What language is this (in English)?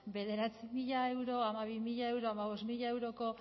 Basque